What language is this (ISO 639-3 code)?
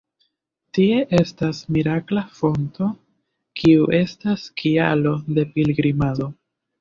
epo